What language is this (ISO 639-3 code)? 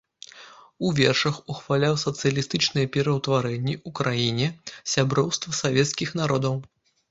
bel